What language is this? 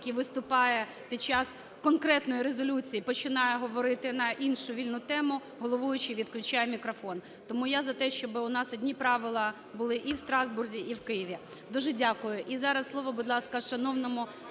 Ukrainian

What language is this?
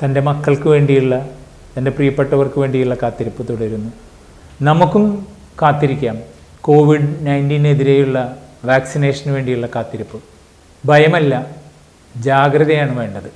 Malayalam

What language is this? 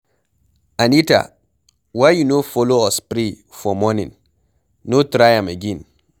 Nigerian Pidgin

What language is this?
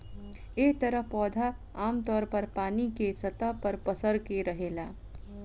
Bhojpuri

